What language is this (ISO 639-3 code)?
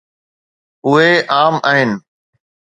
snd